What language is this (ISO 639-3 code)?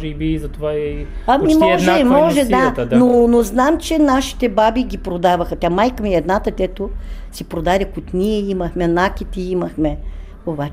bul